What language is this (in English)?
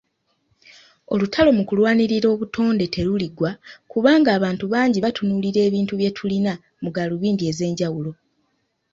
Ganda